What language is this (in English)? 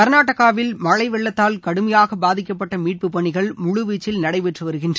Tamil